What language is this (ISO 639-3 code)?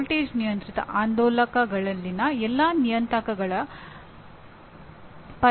kan